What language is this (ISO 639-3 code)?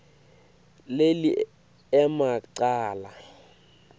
ssw